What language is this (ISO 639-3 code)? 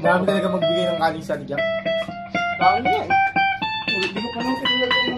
fil